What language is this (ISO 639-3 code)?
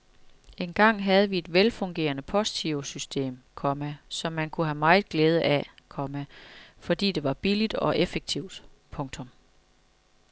dan